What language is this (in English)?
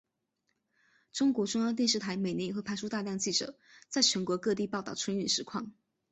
Chinese